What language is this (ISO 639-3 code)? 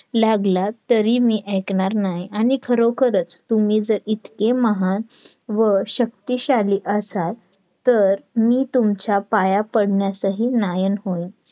mar